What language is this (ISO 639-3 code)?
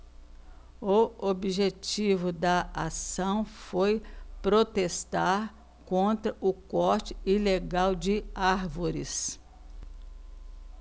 por